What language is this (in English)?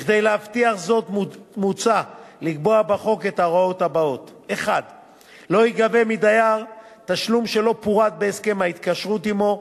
Hebrew